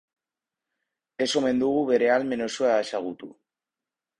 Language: Basque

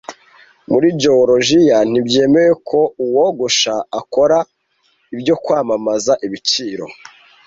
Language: Kinyarwanda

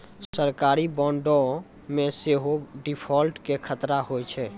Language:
Maithili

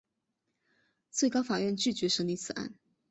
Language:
Chinese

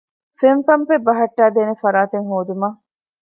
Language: Divehi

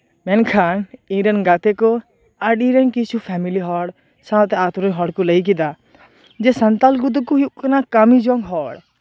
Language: Santali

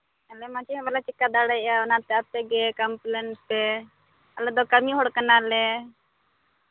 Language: Santali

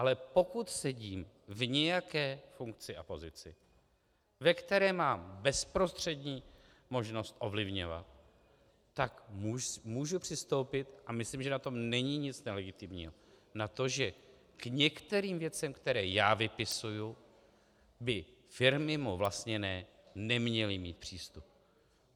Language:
Czech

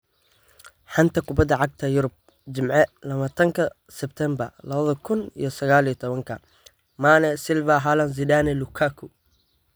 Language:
Somali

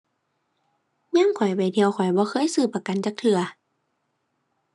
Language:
Thai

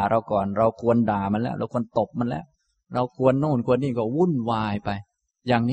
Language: Thai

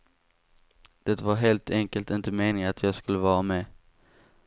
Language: Swedish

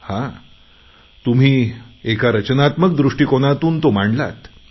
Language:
Marathi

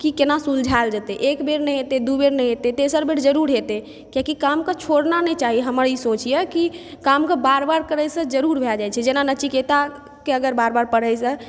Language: Maithili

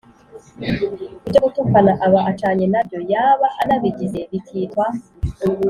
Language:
Kinyarwanda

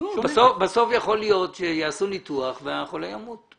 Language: Hebrew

